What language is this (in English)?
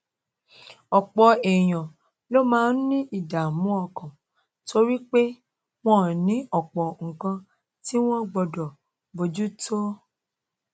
Yoruba